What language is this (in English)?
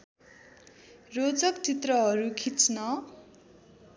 Nepali